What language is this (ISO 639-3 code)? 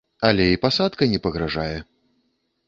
bel